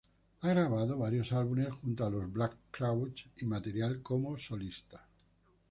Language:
Spanish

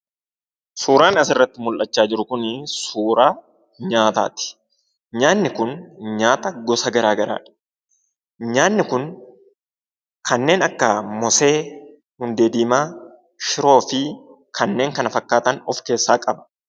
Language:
Oromo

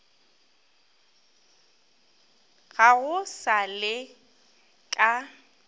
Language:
Northern Sotho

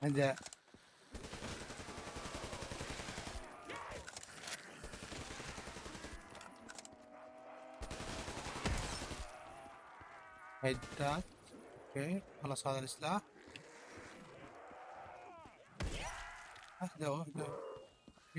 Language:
Arabic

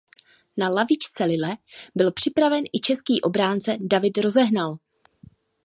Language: Czech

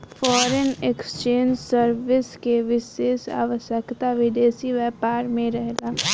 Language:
Bhojpuri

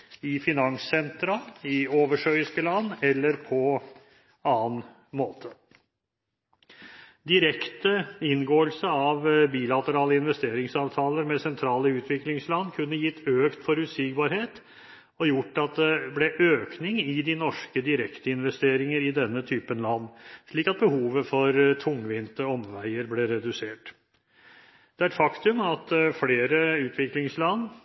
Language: Norwegian Bokmål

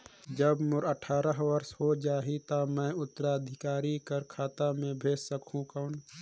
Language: Chhattisgarhi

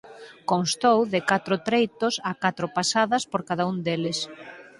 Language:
Galician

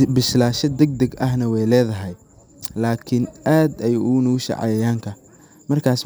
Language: Somali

